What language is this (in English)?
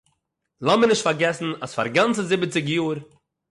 Yiddish